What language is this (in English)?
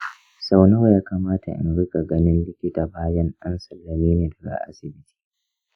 Hausa